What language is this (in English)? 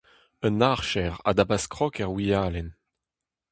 Breton